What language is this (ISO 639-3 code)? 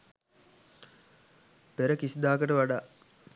sin